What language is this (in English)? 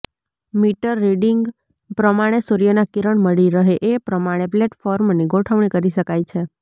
Gujarati